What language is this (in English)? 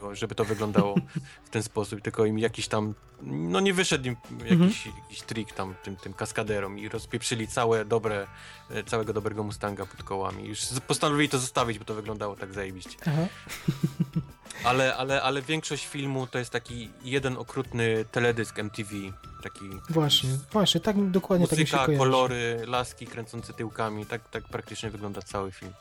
Polish